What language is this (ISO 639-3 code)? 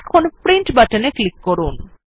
ben